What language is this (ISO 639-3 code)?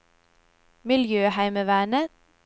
nor